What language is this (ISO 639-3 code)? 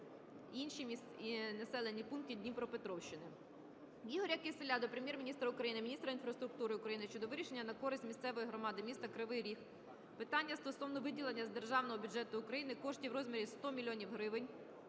ukr